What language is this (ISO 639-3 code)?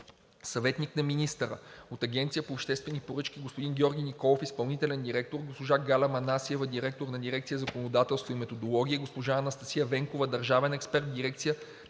bul